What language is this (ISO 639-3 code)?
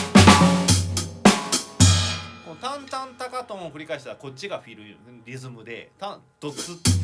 jpn